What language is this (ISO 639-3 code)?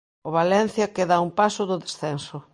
glg